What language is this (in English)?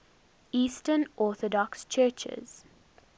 English